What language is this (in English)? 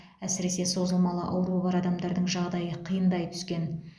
Kazakh